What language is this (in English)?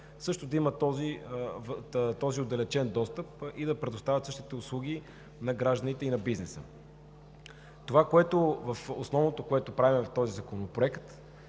Bulgarian